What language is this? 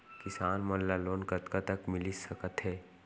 Chhattisgarhi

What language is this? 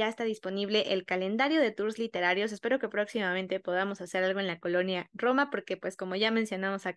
Spanish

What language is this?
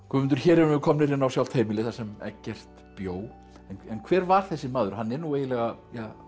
Icelandic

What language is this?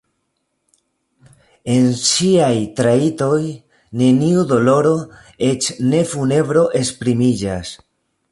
Esperanto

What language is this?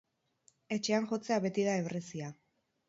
Basque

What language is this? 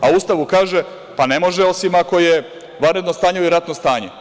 Serbian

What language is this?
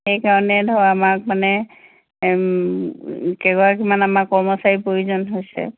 Assamese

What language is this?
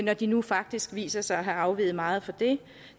Danish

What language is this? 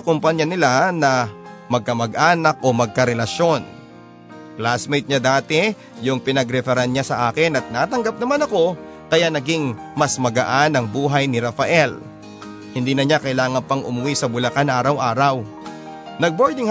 Filipino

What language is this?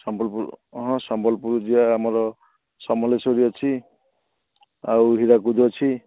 Odia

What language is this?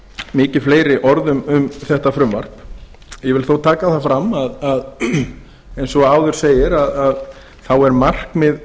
Icelandic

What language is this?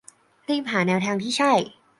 Thai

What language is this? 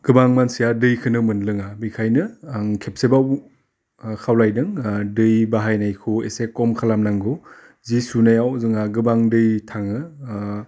Bodo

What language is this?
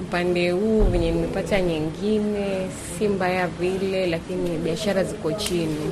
Swahili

